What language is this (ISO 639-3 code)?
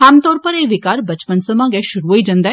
doi